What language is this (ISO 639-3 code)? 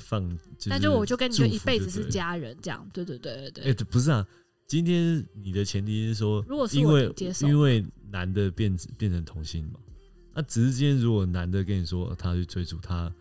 zho